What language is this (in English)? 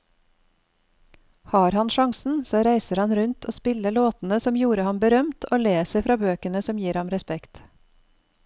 Norwegian